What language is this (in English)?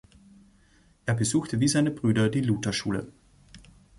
German